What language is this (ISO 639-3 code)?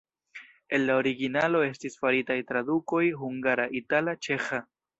epo